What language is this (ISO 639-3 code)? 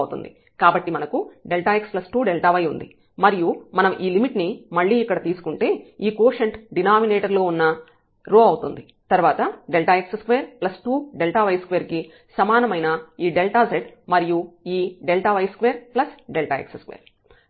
tel